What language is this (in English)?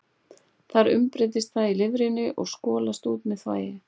Icelandic